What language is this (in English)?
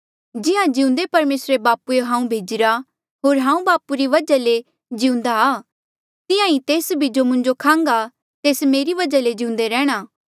Mandeali